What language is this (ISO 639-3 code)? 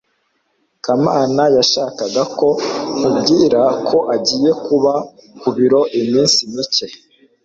kin